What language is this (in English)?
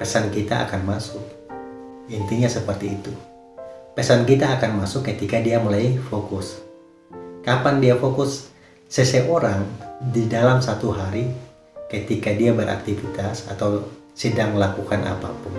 Indonesian